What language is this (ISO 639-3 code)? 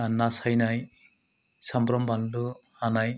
brx